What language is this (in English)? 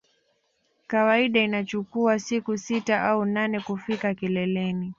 Swahili